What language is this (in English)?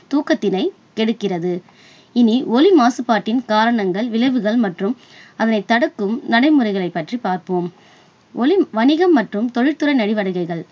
Tamil